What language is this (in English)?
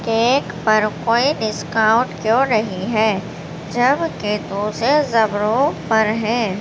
Urdu